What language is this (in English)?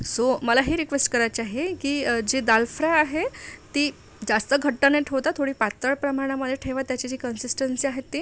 Marathi